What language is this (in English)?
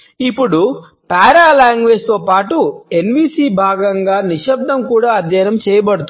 Telugu